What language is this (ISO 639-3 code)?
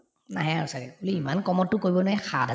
asm